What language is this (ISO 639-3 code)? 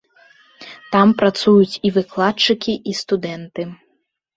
bel